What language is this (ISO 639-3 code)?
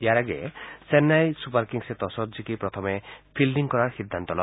asm